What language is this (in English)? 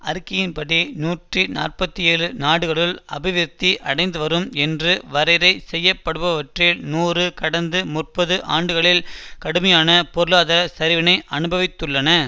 Tamil